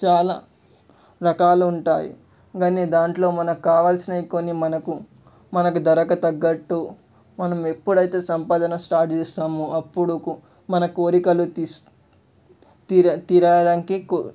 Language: Telugu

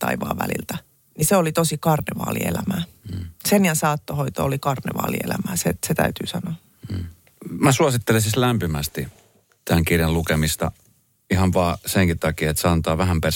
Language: Finnish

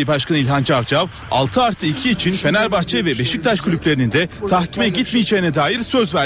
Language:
Turkish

